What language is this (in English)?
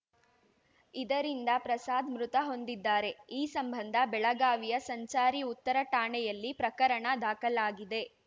Kannada